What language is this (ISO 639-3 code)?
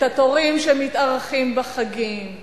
heb